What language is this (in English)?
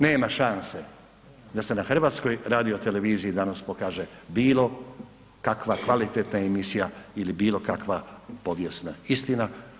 Croatian